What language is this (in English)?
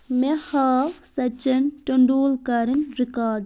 Kashmiri